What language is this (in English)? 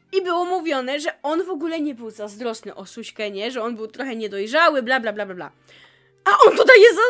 Polish